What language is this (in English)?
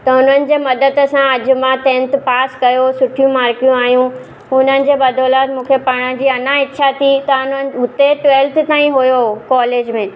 Sindhi